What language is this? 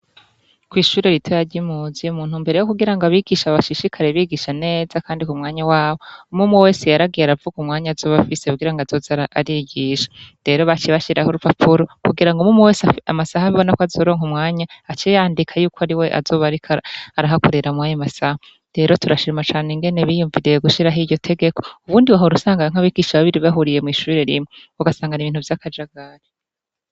Rundi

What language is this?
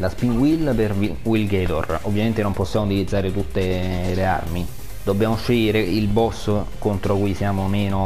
Italian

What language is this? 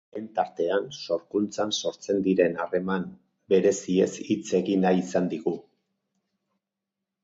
Basque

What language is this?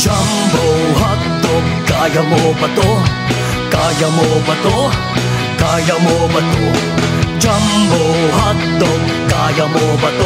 Thai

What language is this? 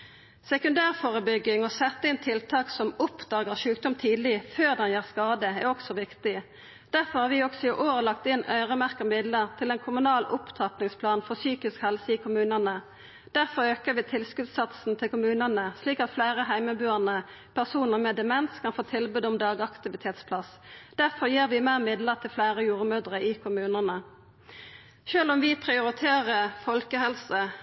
Norwegian Nynorsk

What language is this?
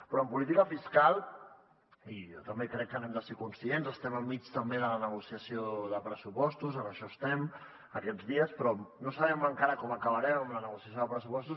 Catalan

